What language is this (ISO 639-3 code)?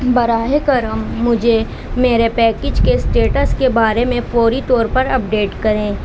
urd